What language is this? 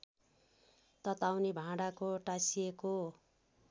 Nepali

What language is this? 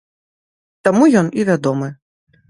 Belarusian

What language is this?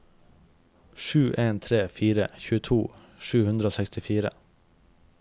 Norwegian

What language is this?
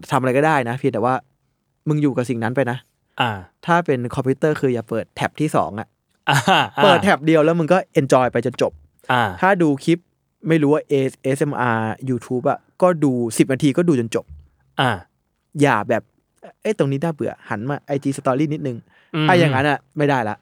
Thai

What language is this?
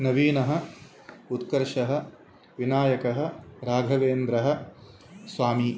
Sanskrit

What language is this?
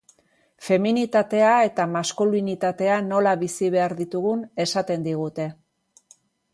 Basque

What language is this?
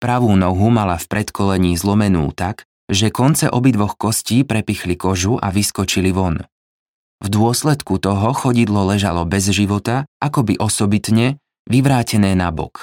Slovak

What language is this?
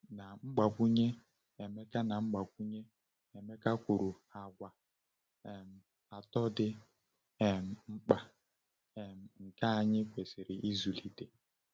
Igbo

